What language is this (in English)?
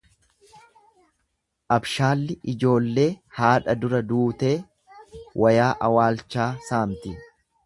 Oromo